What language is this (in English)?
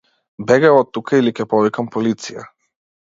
Macedonian